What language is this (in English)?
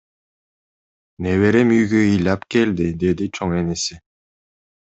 Kyrgyz